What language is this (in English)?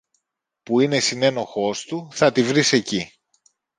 Greek